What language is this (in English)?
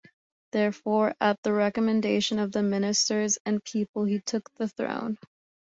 English